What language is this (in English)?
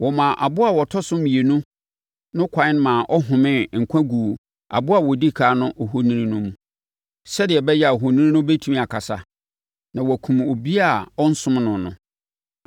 Akan